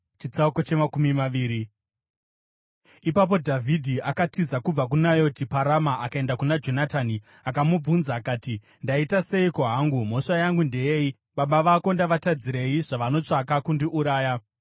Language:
Shona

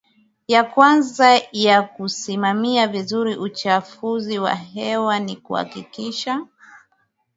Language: Swahili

